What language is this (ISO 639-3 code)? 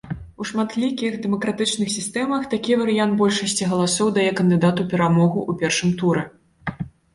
bel